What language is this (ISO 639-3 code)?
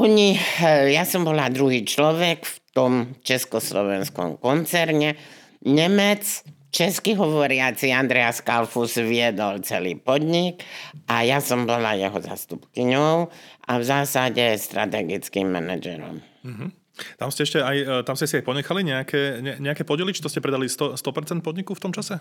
slk